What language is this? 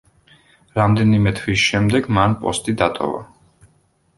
Georgian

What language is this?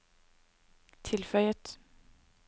Norwegian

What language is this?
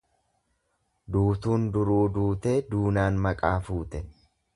Oromo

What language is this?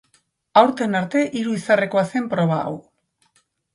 Basque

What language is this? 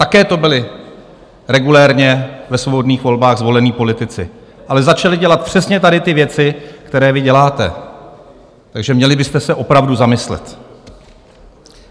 Czech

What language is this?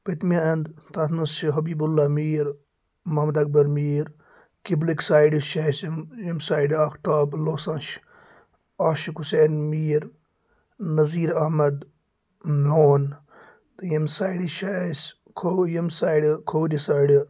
Kashmiri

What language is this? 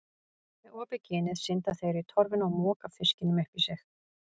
Icelandic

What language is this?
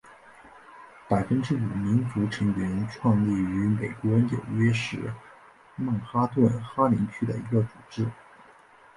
Chinese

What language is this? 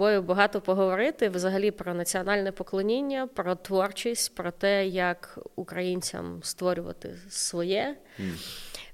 Ukrainian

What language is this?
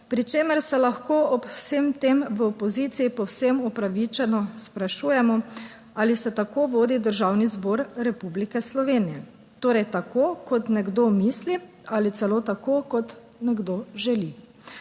Slovenian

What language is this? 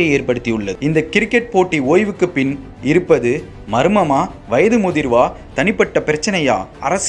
Hindi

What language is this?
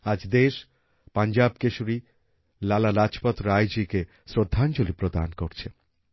Bangla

